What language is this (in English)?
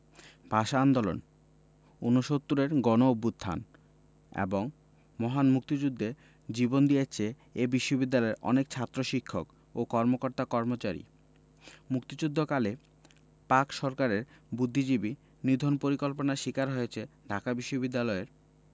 Bangla